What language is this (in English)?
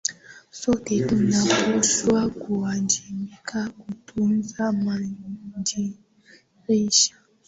Swahili